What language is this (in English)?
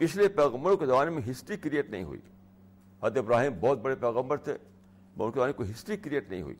Urdu